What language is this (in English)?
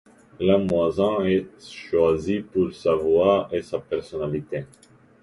French